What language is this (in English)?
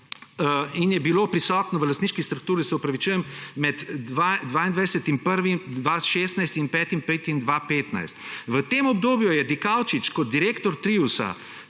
Slovenian